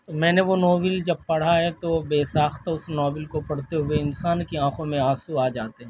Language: Urdu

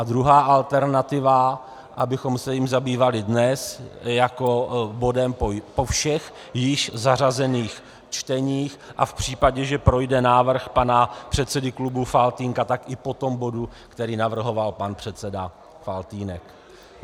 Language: Czech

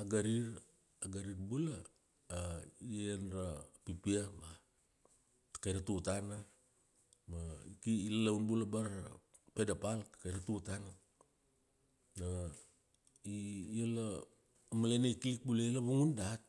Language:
Kuanua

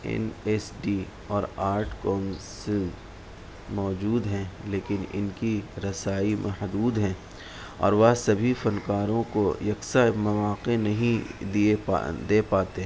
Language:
Urdu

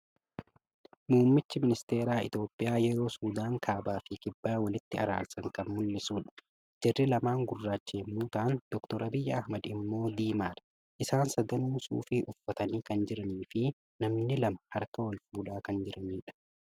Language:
Oromo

